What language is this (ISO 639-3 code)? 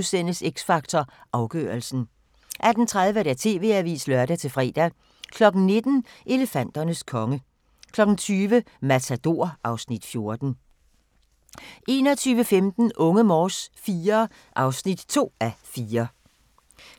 dan